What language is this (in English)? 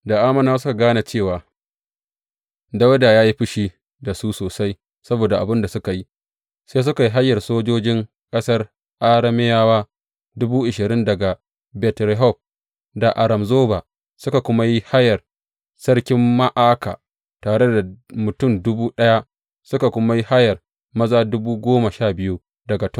Hausa